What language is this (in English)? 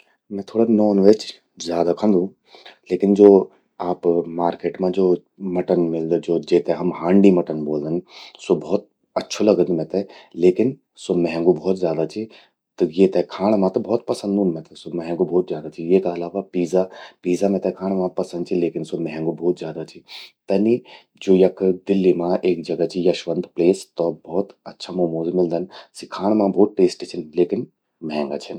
Garhwali